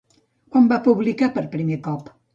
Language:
Catalan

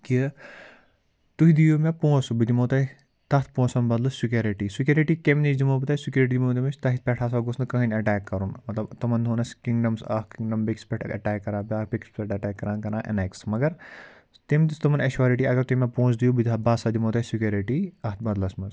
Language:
Kashmiri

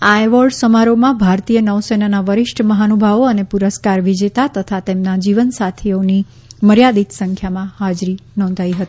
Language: Gujarati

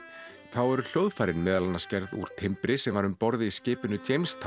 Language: Icelandic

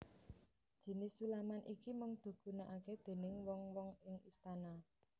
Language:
Javanese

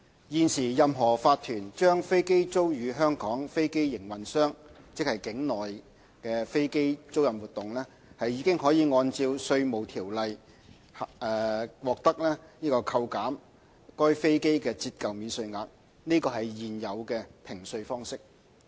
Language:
Cantonese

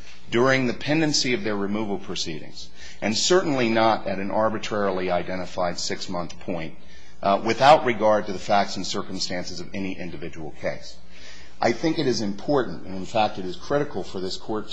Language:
English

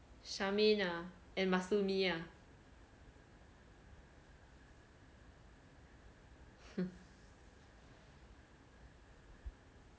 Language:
English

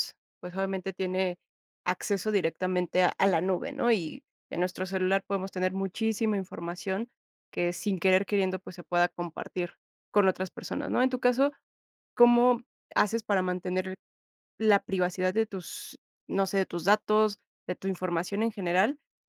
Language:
Spanish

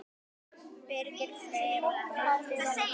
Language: Icelandic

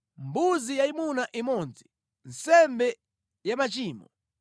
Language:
Nyanja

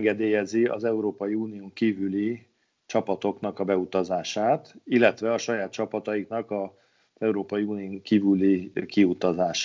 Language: Hungarian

